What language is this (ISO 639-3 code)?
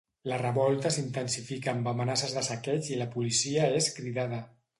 cat